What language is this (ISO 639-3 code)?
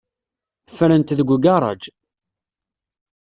kab